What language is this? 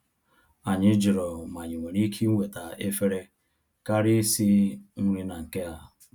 Igbo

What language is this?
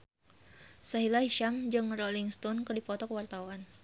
Sundanese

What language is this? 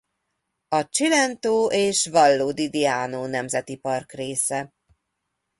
Hungarian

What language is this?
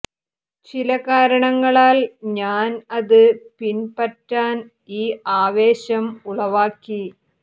Malayalam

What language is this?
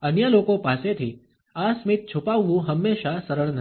Gujarati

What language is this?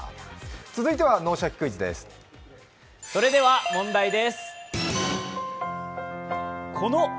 Japanese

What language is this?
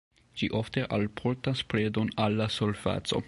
Esperanto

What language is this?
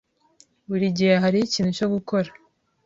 Kinyarwanda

